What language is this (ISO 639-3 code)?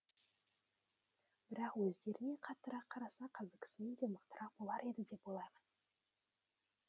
kaz